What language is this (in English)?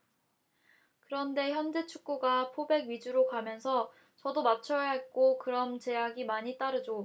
Korean